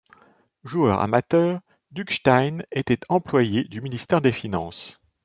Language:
French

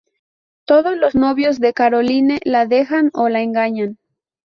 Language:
Spanish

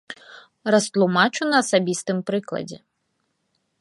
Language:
Belarusian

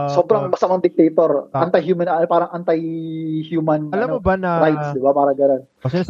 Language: Filipino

